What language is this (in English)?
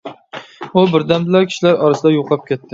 Uyghur